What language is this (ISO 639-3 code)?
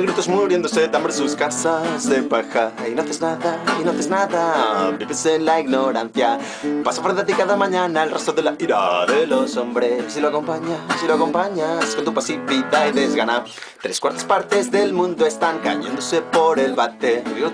ita